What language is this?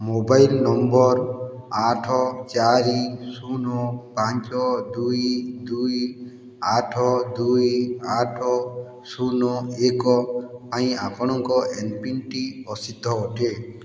Odia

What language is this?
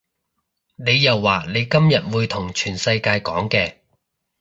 Cantonese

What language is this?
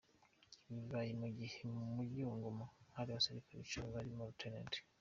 Kinyarwanda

